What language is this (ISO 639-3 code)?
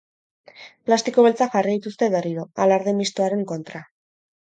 eus